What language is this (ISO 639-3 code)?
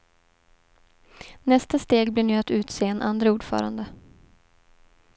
swe